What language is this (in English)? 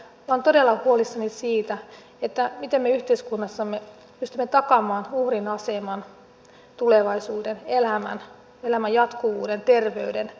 Finnish